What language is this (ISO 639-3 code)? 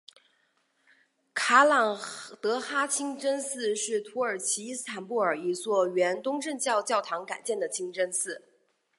zho